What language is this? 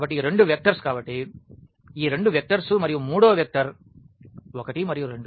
Telugu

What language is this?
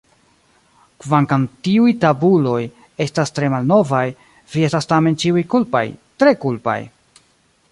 Esperanto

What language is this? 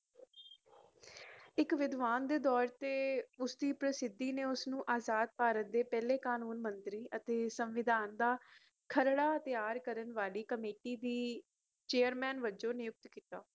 Punjabi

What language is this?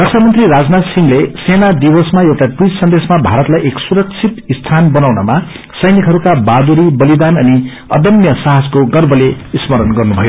Nepali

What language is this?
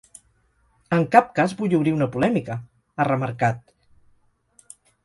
Catalan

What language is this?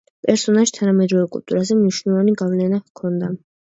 Georgian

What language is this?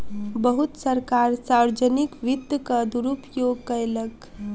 Maithili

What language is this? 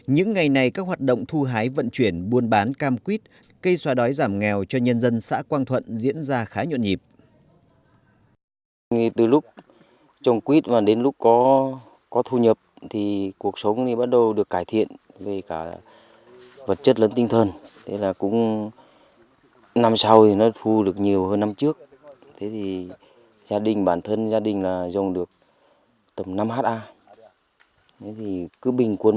Vietnamese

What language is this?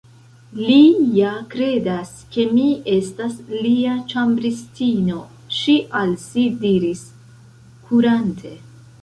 Esperanto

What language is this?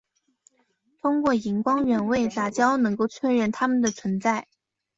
Chinese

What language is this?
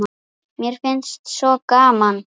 Icelandic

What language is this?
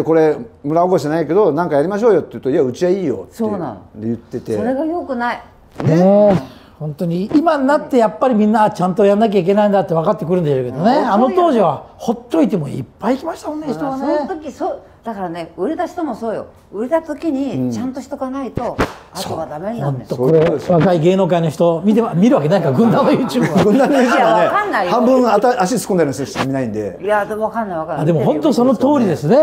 Japanese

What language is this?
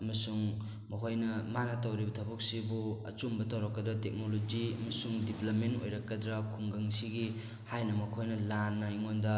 Manipuri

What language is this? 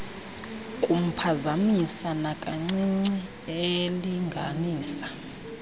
Xhosa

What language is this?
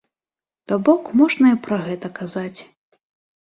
Belarusian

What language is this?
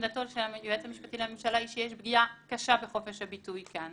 Hebrew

